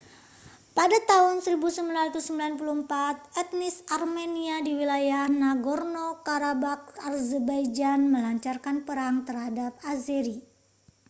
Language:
Indonesian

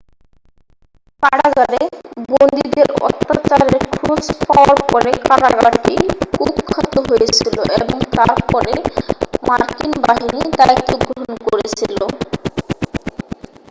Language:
Bangla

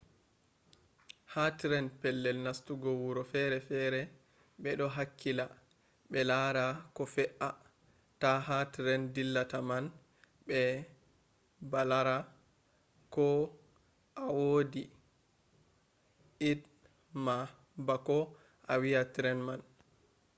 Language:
Fula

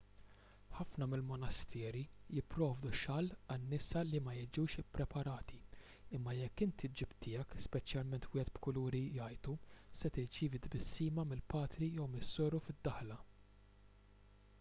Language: Maltese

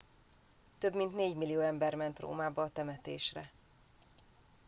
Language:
Hungarian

